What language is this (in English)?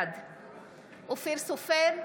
Hebrew